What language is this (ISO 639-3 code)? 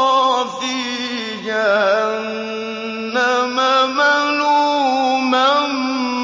ara